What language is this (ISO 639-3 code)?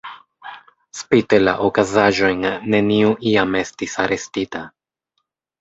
epo